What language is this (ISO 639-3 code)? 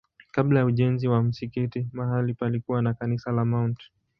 swa